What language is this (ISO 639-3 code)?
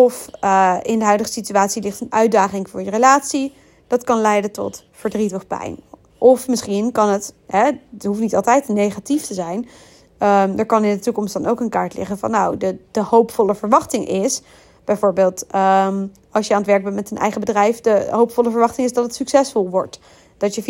nld